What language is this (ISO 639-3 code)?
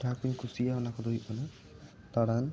sat